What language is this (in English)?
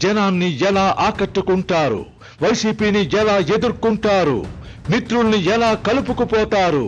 Telugu